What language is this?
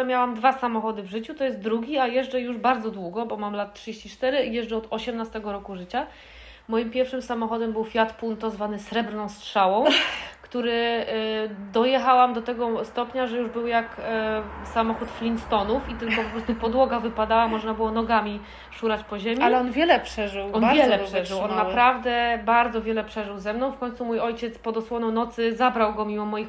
Polish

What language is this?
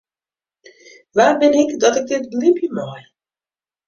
Western Frisian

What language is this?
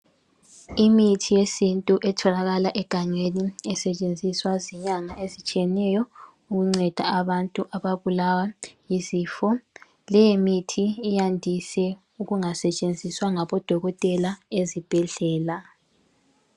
North Ndebele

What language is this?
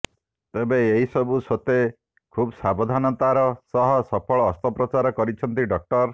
Odia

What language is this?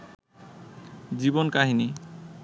Bangla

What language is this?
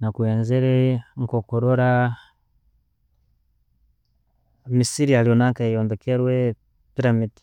Tooro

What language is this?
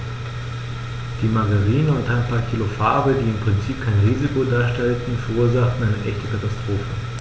German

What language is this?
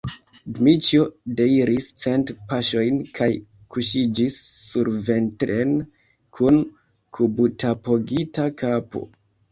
Esperanto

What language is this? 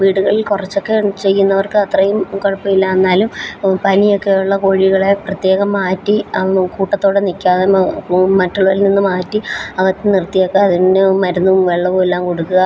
Malayalam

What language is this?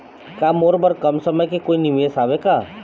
Chhattisgarhi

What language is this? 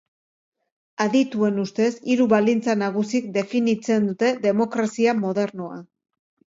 Basque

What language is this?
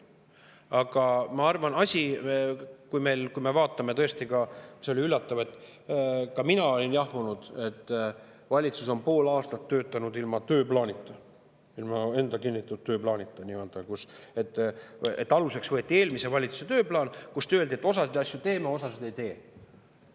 Estonian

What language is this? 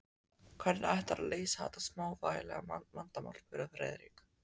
Icelandic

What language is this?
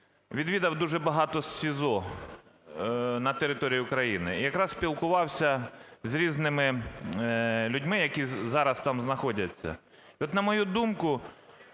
Ukrainian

